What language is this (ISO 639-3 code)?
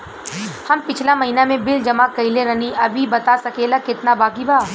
bho